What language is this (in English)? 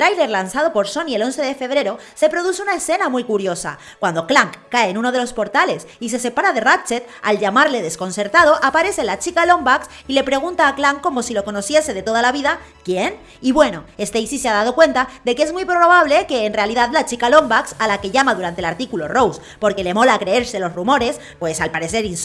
Spanish